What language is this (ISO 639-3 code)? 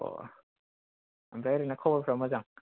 brx